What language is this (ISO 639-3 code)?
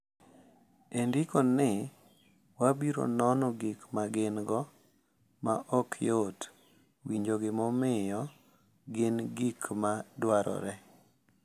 luo